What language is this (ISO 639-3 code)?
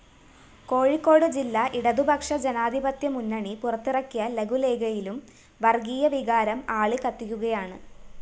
mal